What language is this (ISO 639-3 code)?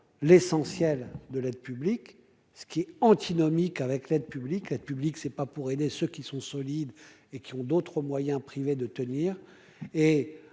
fra